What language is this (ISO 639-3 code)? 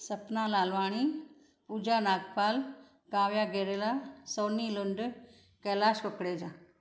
snd